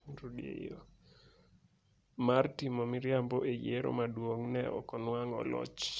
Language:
Luo (Kenya and Tanzania)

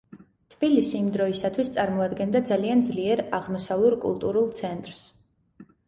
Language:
Georgian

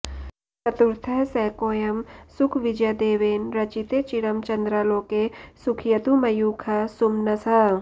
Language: Sanskrit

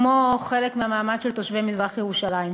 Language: Hebrew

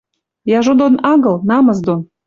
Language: Western Mari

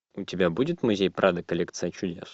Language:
Russian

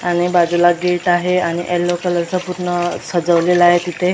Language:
Marathi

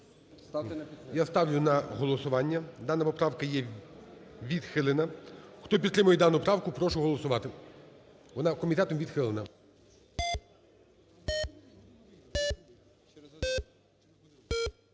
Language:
Ukrainian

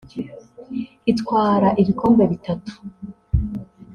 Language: Kinyarwanda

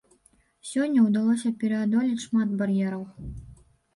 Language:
Belarusian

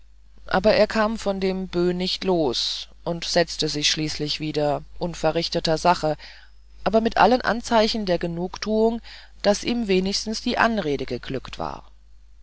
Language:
German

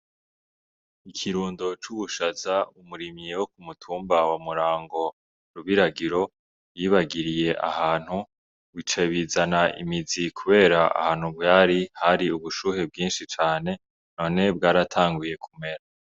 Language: Rundi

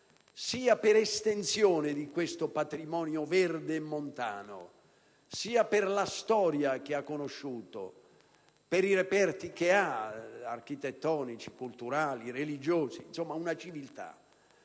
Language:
Italian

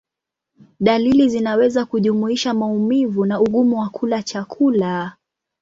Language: Swahili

